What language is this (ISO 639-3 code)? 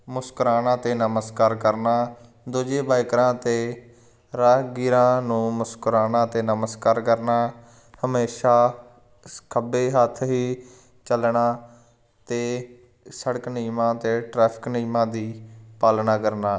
pan